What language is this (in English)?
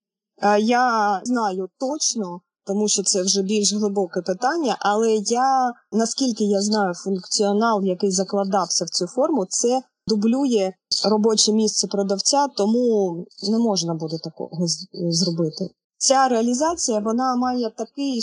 Ukrainian